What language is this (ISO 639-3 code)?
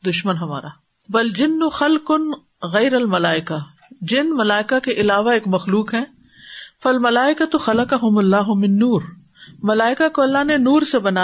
urd